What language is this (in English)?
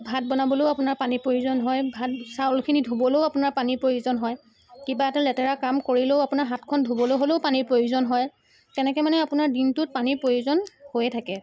Assamese